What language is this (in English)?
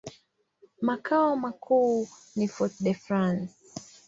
Swahili